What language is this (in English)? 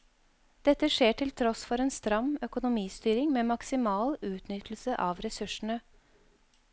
Norwegian